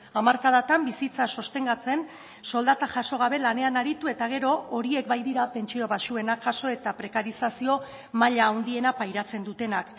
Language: Basque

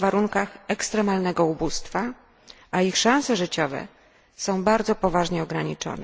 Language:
Polish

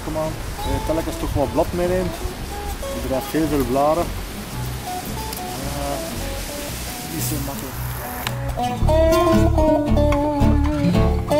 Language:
Dutch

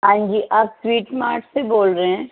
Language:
Urdu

